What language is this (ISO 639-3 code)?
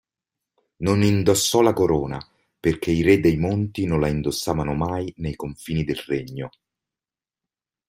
ita